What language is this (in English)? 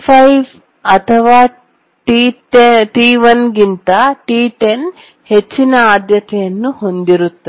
Kannada